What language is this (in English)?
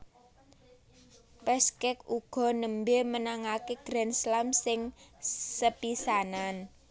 Javanese